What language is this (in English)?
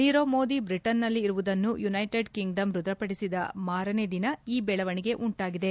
Kannada